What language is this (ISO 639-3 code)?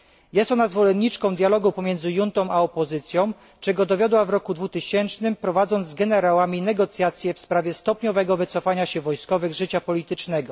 pol